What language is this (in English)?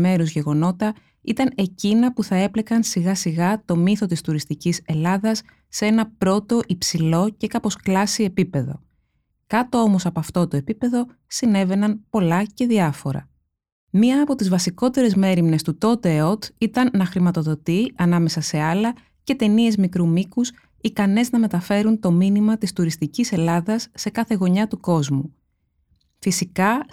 Greek